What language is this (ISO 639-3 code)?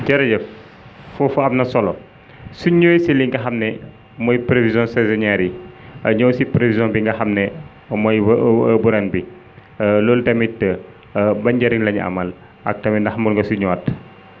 wol